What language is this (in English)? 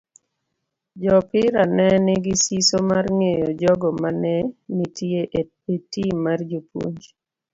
Luo (Kenya and Tanzania)